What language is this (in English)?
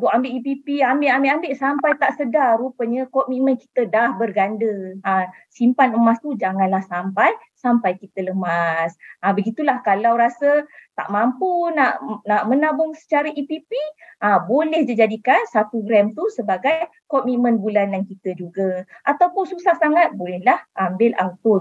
Malay